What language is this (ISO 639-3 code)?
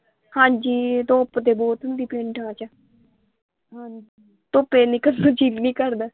pan